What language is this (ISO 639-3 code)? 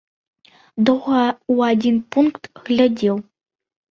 bel